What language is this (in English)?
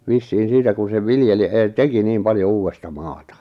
Finnish